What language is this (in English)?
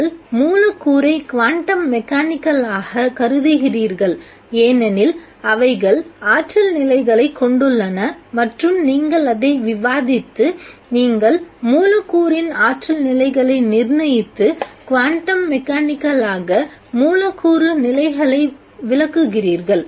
Tamil